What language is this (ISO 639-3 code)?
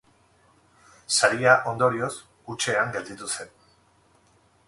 eus